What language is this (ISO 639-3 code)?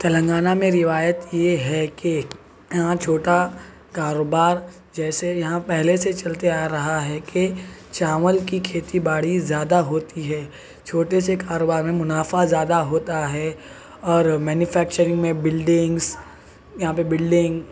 urd